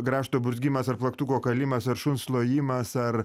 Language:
Lithuanian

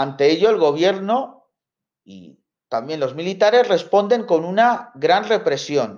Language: Spanish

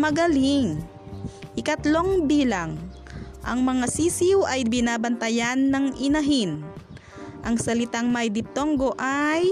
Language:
Filipino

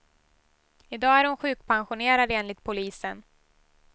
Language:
Swedish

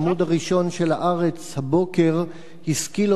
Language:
Hebrew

